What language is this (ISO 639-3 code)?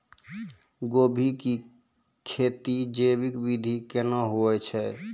mai